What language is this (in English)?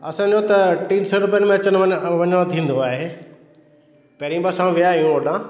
Sindhi